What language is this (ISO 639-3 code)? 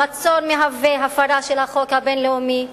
heb